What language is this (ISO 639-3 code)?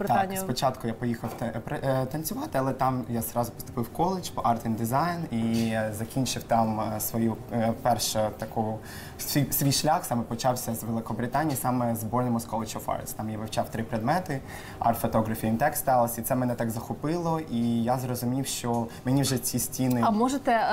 ukr